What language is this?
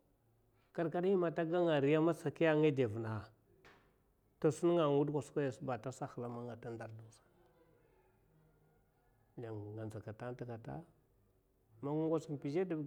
Mafa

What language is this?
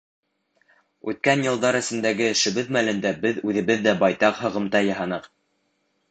Bashkir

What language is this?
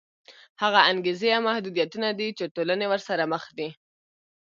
Pashto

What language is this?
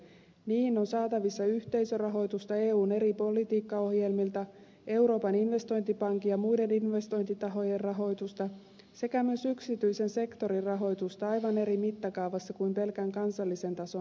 Finnish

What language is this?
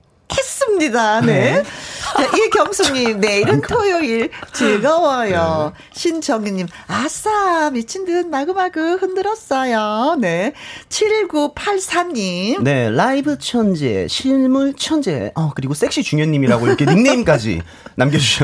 Korean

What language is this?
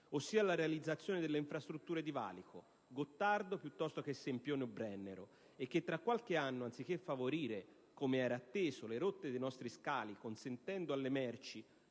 Italian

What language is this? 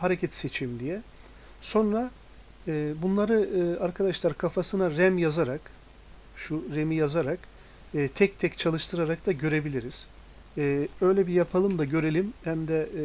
Turkish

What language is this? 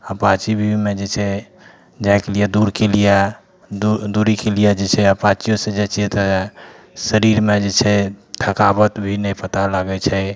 Maithili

